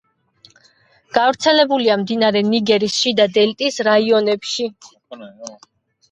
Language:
Georgian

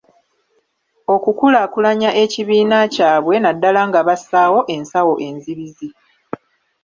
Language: Ganda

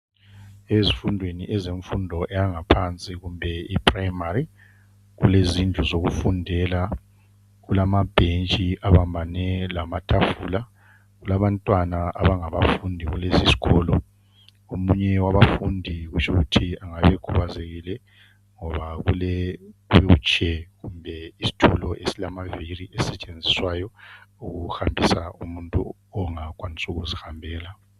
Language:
North Ndebele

